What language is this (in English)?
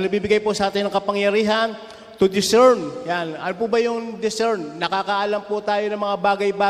Filipino